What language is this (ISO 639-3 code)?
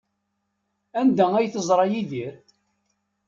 kab